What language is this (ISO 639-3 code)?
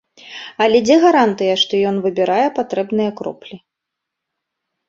bel